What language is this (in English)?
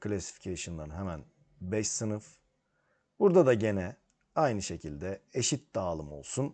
Turkish